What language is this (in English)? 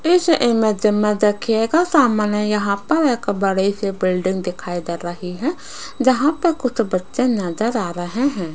Hindi